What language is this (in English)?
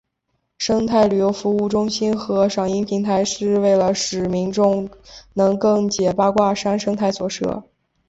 Chinese